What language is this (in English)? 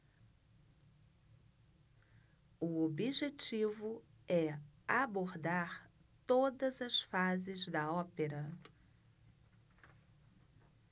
Portuguese